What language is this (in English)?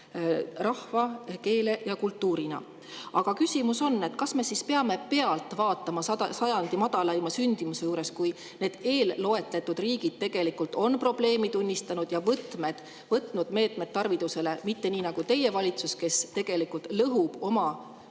Estonian